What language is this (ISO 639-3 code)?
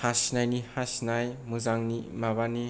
brx